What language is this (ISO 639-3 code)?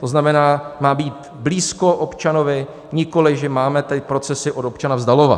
ces